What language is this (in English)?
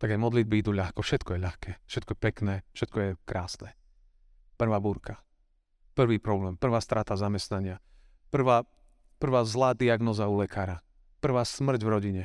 Slovak